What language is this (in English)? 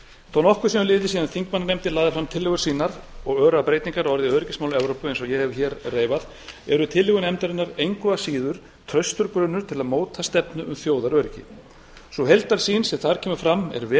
Icelandic